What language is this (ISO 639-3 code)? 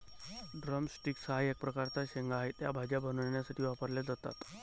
mar